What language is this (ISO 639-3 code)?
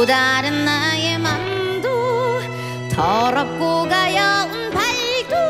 kor